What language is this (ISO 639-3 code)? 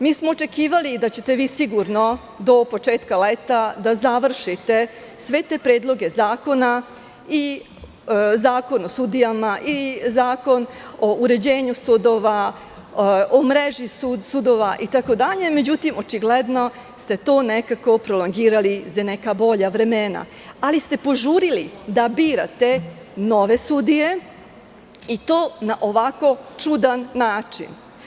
srp